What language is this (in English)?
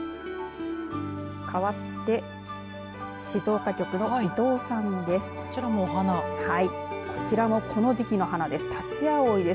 Japanese